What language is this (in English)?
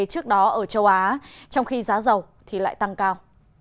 Vietnamese